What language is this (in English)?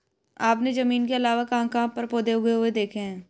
Hindi